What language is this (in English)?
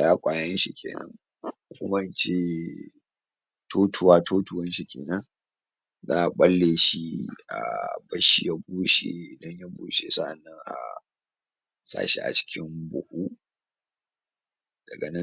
Hausa